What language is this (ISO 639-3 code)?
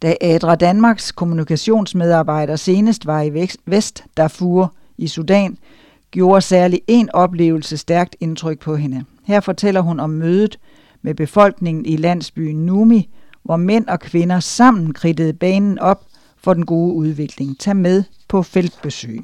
dan